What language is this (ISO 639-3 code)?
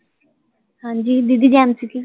pan